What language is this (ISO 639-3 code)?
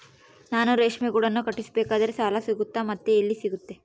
kan